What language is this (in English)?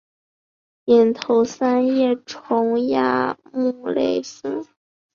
Chinese